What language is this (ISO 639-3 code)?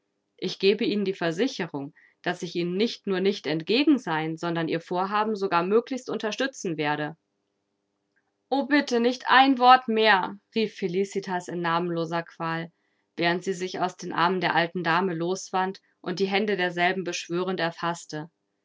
deu